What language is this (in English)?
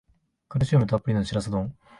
Japanese